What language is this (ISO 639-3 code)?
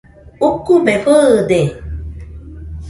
hux